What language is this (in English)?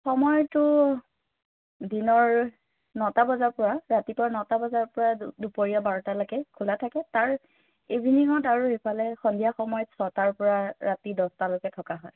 Assamese